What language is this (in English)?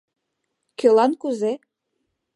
Mari